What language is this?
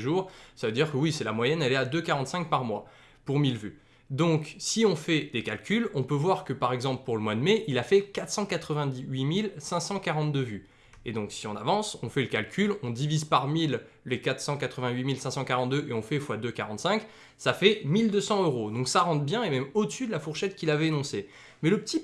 French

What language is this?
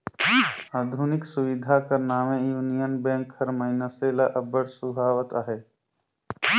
Chhattisgarhi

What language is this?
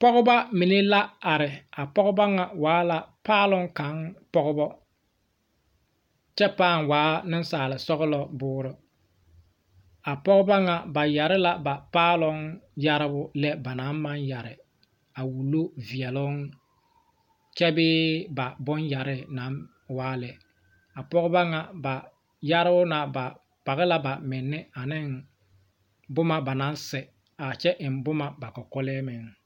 Southern Dagaare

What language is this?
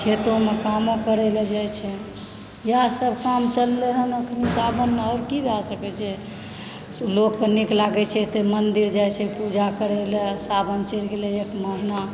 Maithili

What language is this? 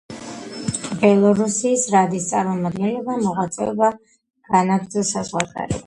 Georgian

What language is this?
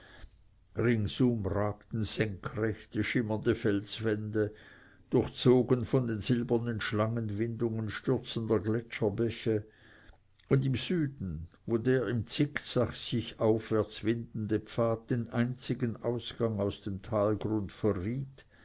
German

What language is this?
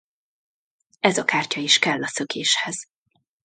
Hungarian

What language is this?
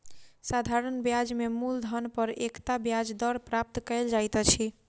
Maithili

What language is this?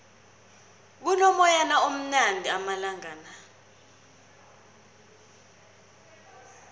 South Ndebele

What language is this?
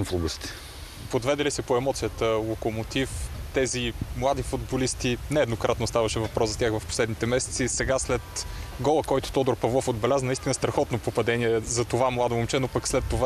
Bulgarian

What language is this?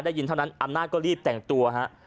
Thai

